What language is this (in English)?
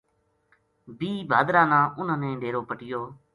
Gujari